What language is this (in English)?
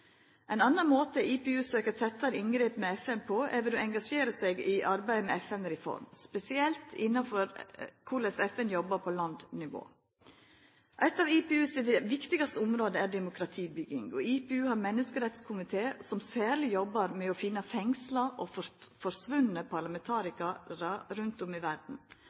Norwegian Nynorsk